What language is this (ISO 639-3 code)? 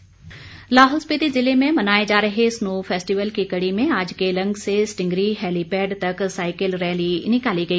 hin